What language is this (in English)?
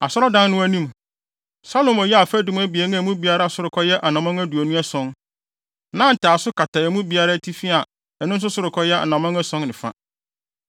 Akan